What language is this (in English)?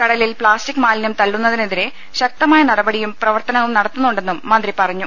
Malayalam